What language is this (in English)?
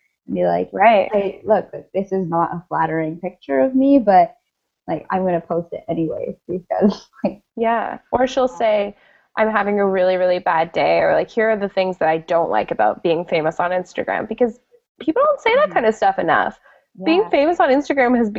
English